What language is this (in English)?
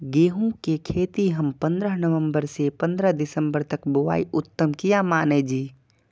Maithili